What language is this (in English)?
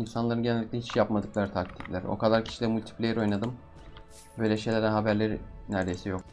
Turkish